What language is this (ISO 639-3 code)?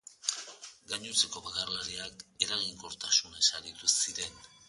eus